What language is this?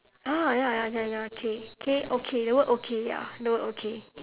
English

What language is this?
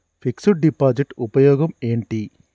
Telugu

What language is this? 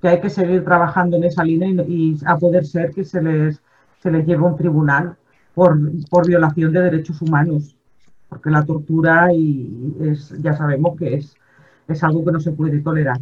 Spanish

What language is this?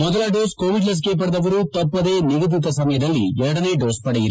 Kannada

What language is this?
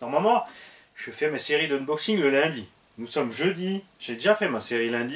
French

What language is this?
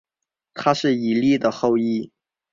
Chinese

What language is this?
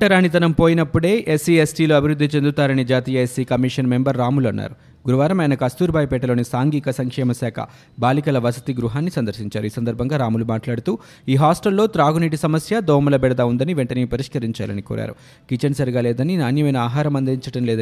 Telugu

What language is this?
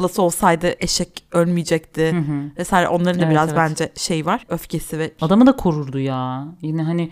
Turkish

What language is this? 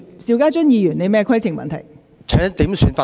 Cantonese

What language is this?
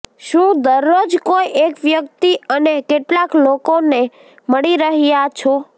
Gujarati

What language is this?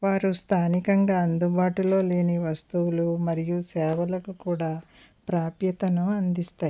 Telugu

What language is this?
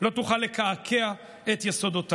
Hebrew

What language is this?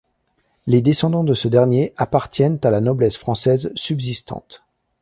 French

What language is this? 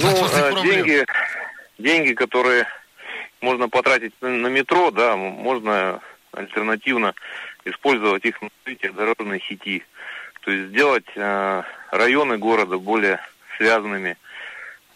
Russian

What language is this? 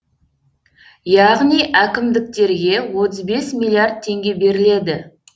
Kazakh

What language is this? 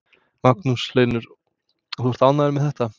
Icelandic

